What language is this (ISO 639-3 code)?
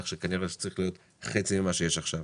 heb